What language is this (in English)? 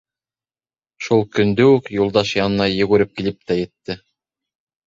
Bashkir